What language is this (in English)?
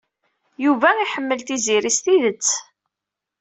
Kabyle